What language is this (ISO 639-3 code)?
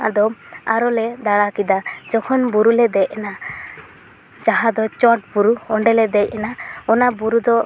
sat